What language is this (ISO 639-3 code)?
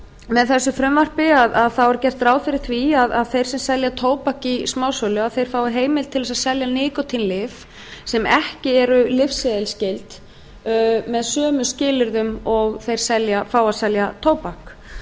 isl